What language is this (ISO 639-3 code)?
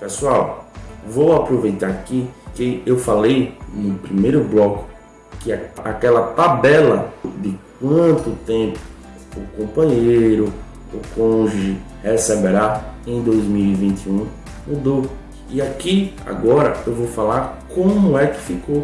por